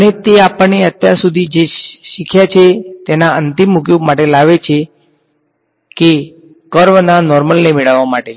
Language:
Gujarati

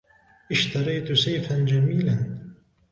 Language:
Arabic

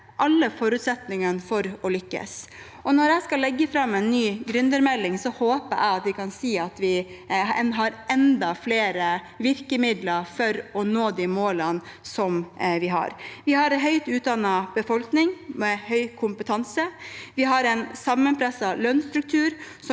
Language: Norwegian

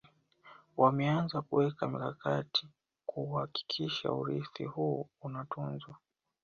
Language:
Swahili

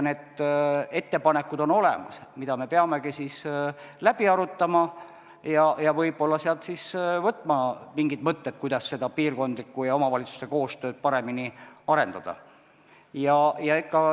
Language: Estonian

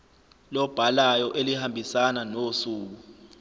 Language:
Zulu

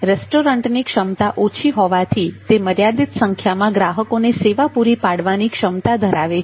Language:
Gujarati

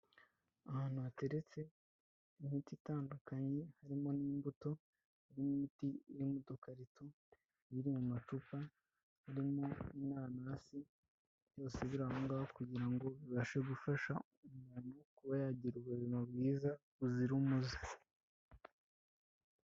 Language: Kinyarwanda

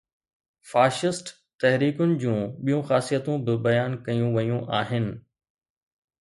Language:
Sindhi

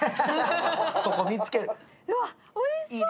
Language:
Japanese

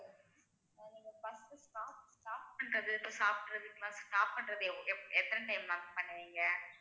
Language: Tamil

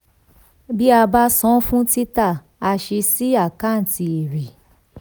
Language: Yoruba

